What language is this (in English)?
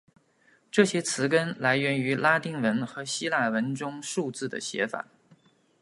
Chinese